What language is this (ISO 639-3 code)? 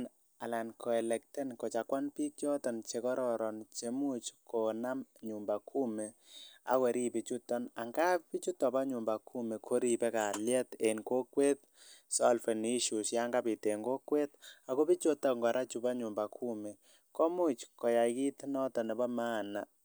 kln